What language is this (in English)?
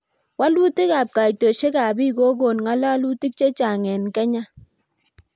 Kalenjin